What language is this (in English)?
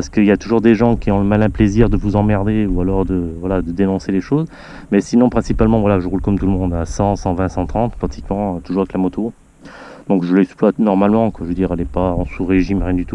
French